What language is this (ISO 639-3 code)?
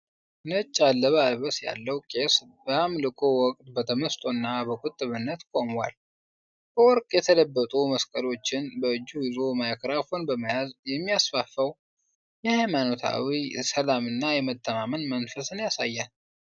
amh